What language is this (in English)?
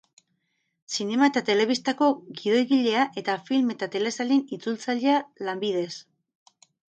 Basque